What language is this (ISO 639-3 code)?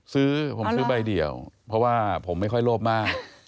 tha